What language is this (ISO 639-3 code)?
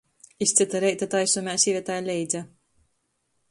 ltg